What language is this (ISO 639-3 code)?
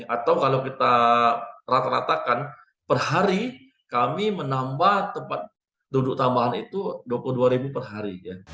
ind